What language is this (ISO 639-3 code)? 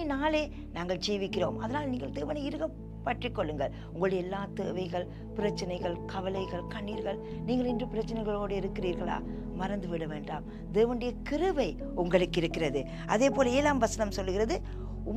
ron